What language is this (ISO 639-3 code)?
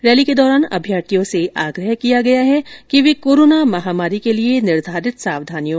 hin